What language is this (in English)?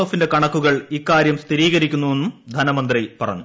Malayalam